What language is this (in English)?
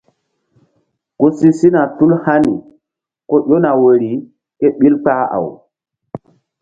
Mbum